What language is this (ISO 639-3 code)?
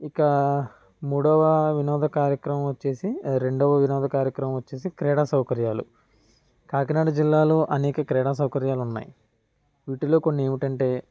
tel